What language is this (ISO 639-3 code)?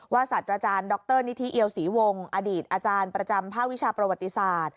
tha